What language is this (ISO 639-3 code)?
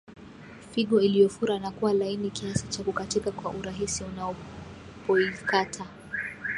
swa